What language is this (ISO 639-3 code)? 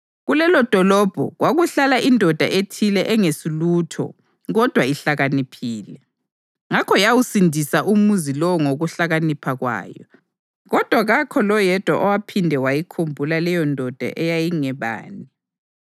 nde